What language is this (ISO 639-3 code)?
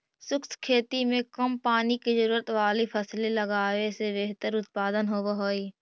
mag